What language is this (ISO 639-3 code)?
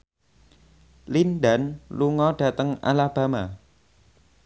jav